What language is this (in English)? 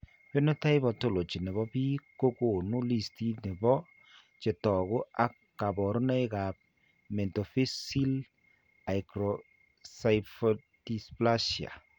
Kalenjin